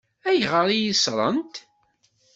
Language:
Kabyle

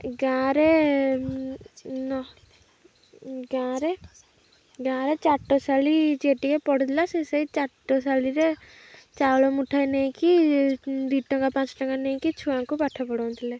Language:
Odia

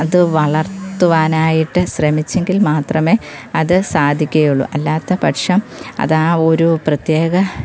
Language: Malayalam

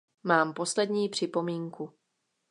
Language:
Czech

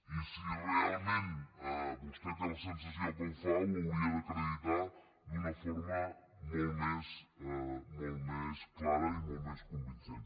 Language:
Catalan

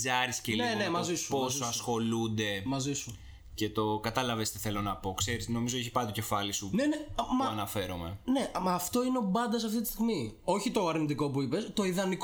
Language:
Greek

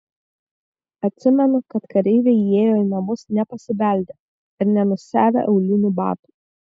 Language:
Lithuanian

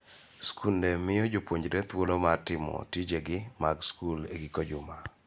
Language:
Luo (Kenya and Tanzania)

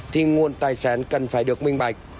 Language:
Vietnamese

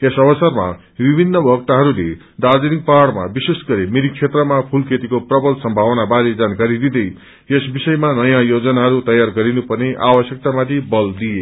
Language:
Nepali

